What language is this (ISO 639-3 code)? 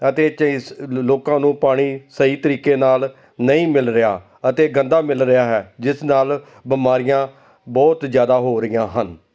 pan